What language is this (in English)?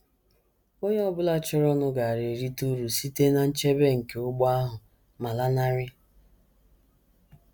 Igbo